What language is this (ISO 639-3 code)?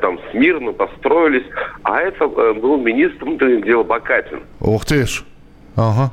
rus